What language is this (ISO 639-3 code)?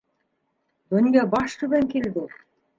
bak